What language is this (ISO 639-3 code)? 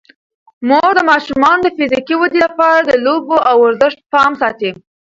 pus